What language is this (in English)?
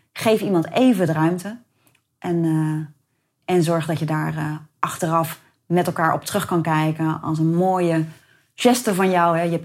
Dutch